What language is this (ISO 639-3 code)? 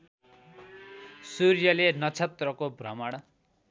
nep